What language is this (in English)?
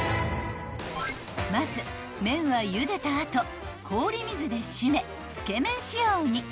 Japanese